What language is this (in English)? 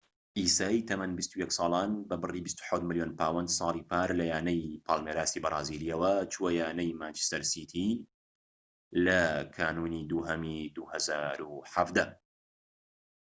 Central Kurdish